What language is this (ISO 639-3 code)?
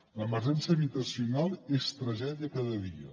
cat